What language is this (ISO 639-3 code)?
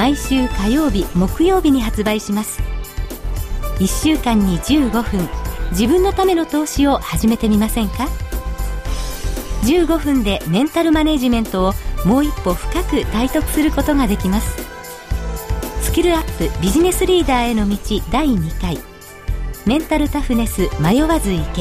jpn